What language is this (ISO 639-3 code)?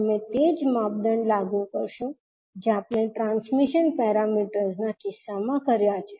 guj